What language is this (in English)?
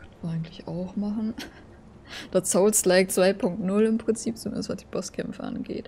German